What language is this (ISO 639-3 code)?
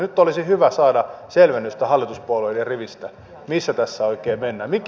fin